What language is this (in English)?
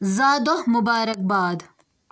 Kashmiri